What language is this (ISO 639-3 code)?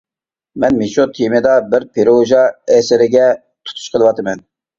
uig